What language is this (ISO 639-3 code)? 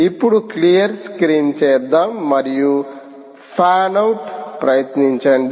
tel